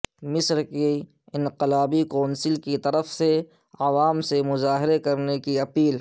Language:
Urdu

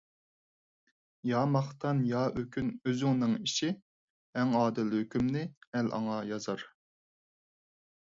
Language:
Uyghur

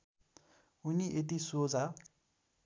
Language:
Nepali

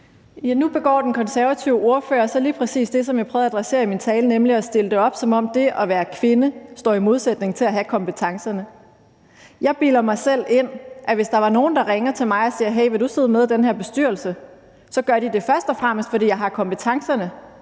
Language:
Danish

